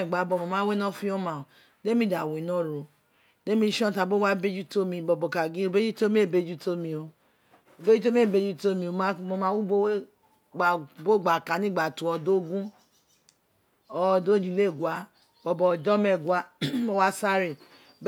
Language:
Isekiri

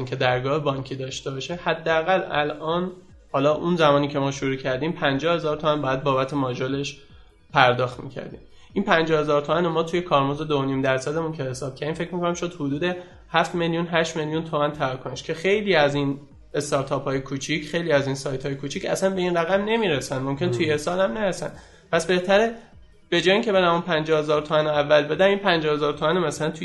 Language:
Persian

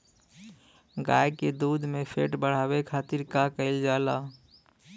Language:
Bhojpuri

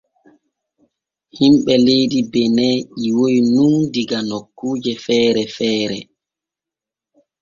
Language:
Borgu Fulfulde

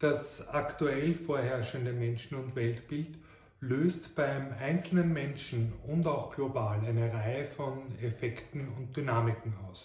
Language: German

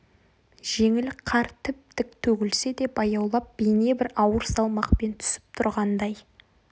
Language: Kazakh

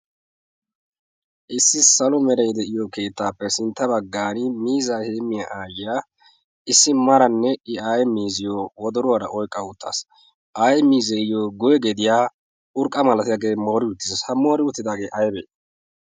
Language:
Wolaytta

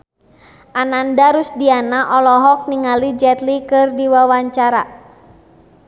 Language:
Sundanese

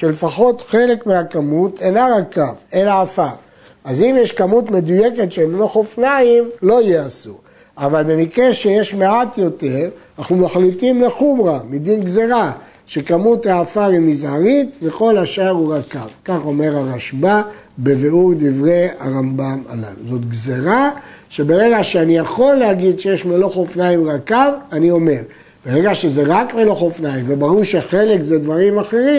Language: Hebrew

